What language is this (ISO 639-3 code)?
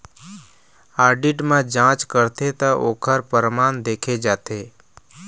hne